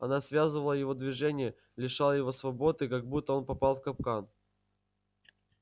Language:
Russian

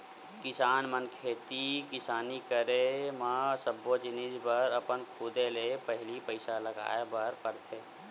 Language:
Chhattisgarhi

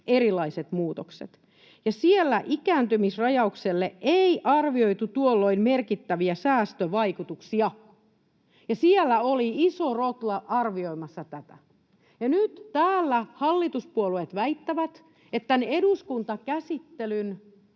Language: Finnish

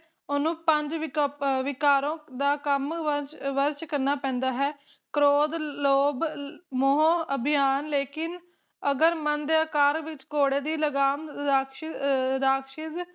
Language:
Punjabi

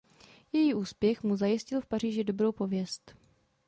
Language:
Czech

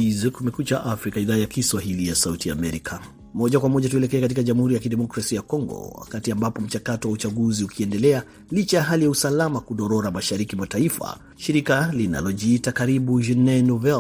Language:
Swahili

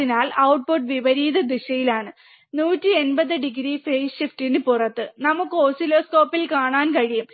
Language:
Malayalam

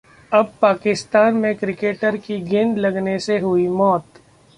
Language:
Hindi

